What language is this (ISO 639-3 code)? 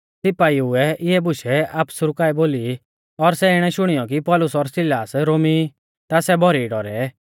bfz